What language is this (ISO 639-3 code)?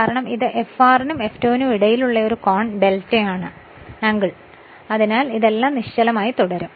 mal